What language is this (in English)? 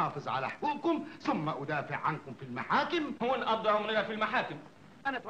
Arabic